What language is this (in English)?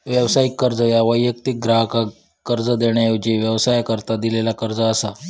Marathi